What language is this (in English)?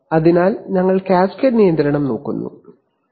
Malayalam